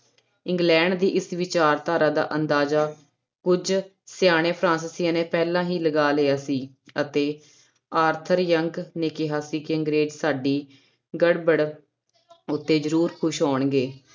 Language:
Punjabi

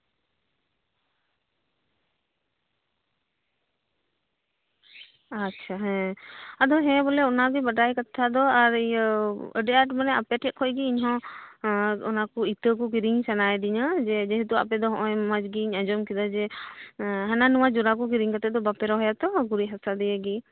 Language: Santali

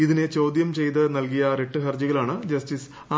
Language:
Malayalam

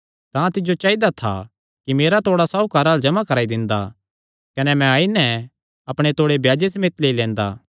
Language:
Kangri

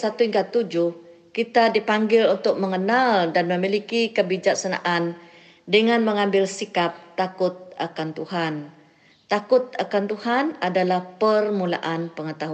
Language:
Malay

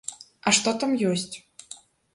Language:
Belarusian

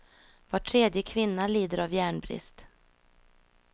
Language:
Swedish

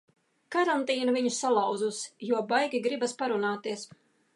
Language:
Latvian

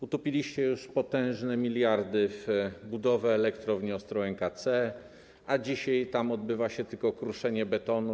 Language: Polish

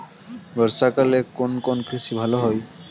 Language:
Bangla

